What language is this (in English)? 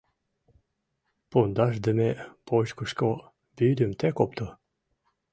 Mari